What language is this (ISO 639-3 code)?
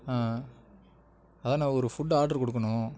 tam